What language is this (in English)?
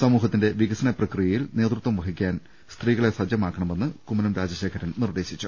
Malayalam